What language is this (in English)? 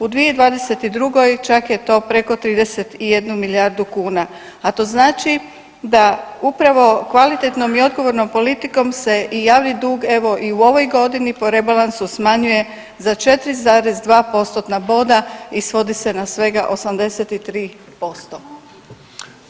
Croatian